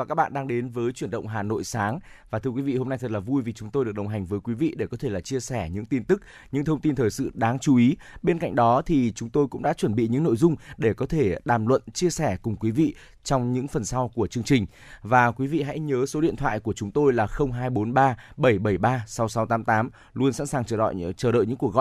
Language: Vietnamese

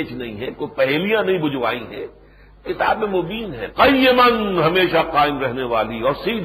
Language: Urdu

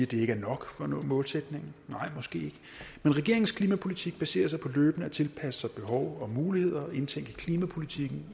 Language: Danish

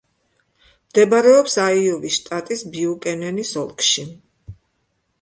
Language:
Georgian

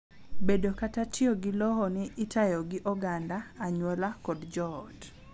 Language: Luo (Kenya and Tanzania)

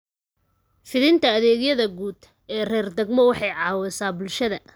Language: Somali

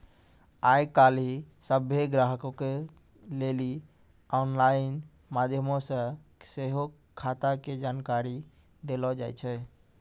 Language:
Maithili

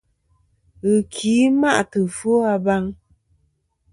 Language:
Kom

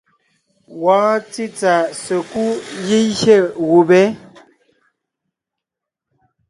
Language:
Ngiemboon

